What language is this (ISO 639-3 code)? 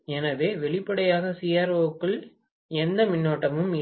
tam